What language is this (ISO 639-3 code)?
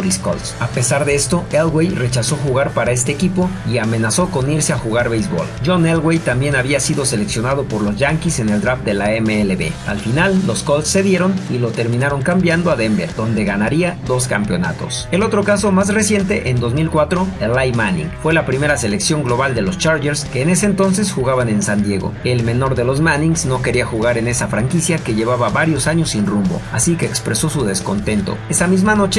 spa